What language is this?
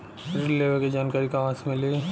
Bhojpuri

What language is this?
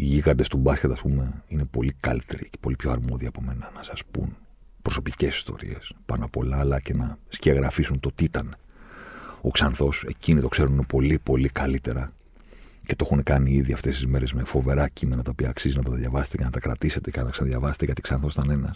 Greek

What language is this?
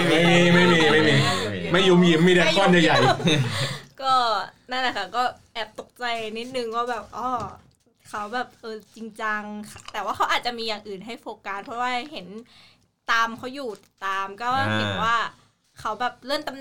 Thai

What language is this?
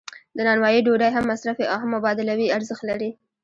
Pashto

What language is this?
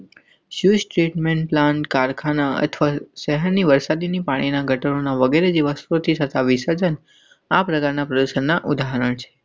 Gujarati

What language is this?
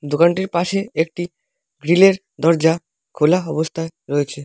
Bangla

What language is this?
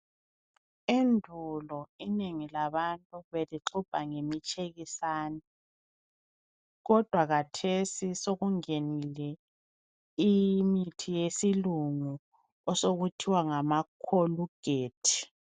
North Ndebele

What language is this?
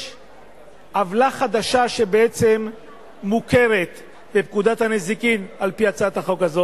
Hebrew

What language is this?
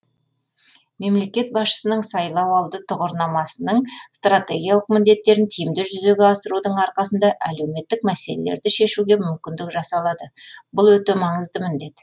Kazakh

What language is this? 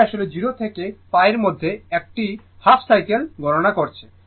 Bangla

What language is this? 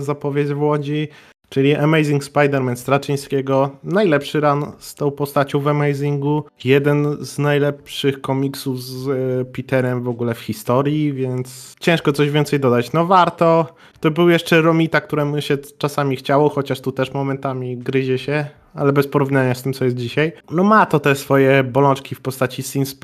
Polish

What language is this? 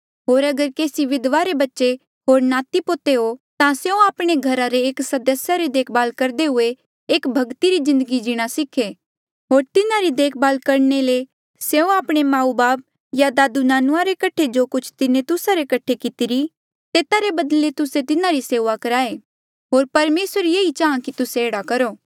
Mandeali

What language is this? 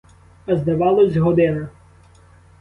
Ukrainian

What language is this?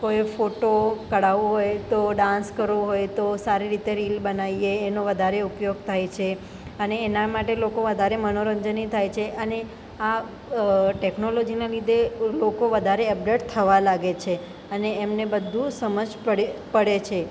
Gujarati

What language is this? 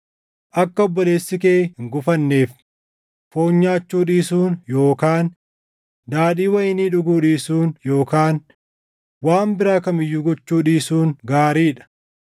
Oromo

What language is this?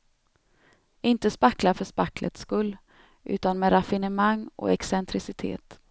Swedish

